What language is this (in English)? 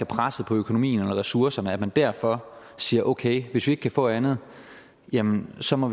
Danish